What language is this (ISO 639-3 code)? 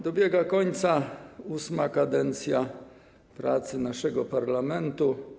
pol